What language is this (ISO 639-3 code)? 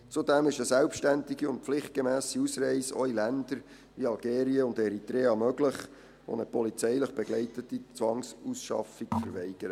gsw